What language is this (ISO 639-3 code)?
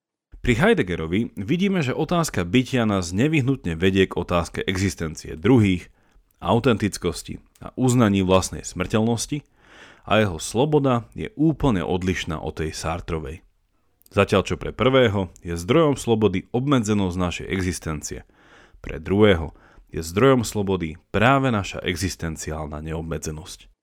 slk